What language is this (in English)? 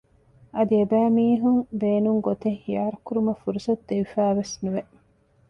Divehi